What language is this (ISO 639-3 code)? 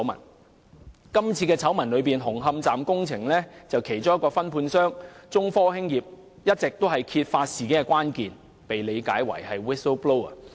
yue